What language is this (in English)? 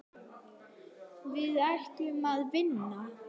Icelandic